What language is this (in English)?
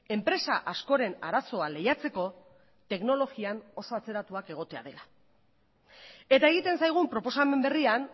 Basque